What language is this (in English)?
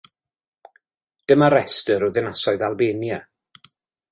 Welsh